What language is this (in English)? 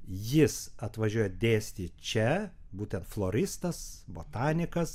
Lithuanian